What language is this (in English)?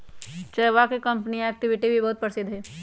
Magahi